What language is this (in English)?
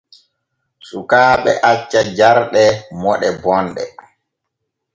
Borgu Fulfulde